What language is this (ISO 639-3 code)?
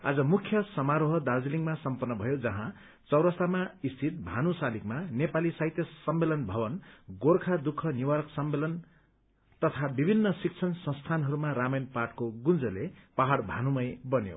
nep